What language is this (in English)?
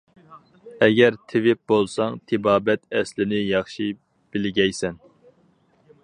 Uyghur